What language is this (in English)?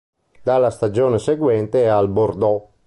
Italian